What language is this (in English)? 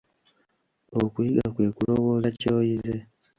Ganda